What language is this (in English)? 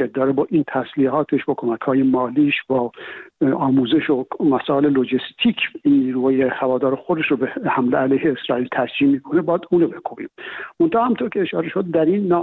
Persian